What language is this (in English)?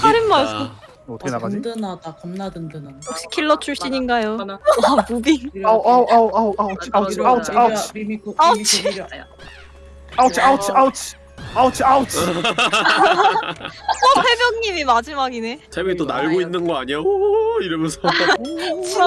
Korean